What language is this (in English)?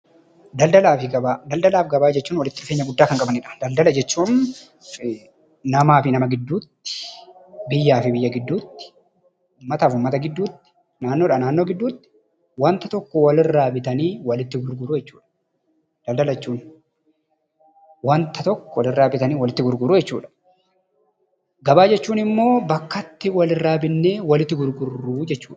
Oromo